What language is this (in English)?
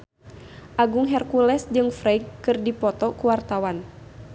Sundanese